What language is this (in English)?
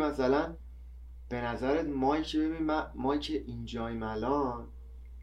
Persian